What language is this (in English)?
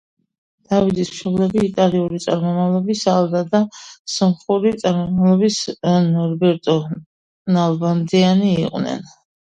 Georgian